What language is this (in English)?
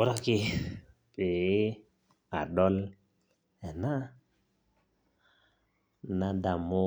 Masai